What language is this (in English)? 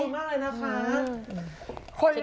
Thai